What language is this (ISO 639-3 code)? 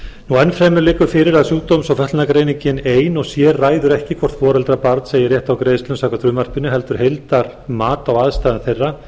isl